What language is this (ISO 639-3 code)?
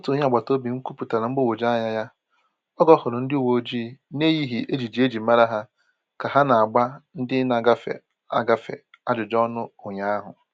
ibo